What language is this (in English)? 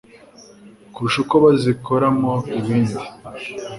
Kinyarwanda